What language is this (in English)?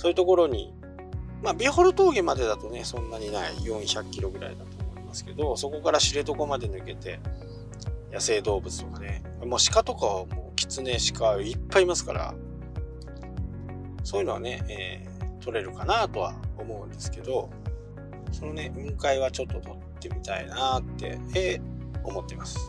Japanese